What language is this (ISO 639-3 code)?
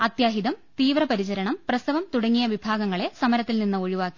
mal